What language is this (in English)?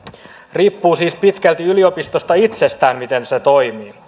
Finnish